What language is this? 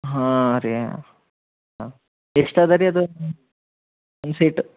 Kannada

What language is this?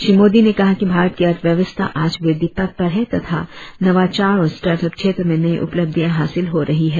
Hindi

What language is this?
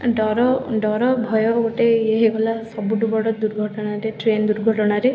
Odia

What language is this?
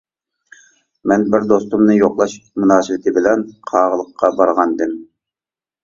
Uyghur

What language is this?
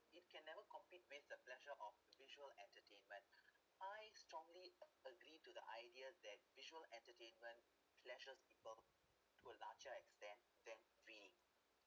English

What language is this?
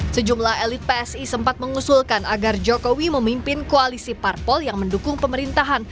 Indonesian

